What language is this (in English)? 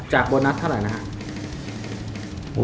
Thai